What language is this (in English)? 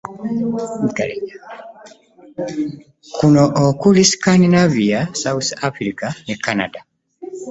Ganda